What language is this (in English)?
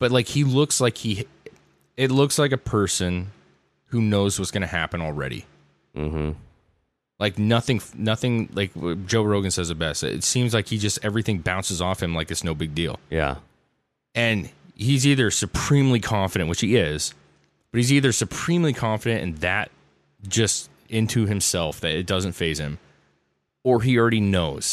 English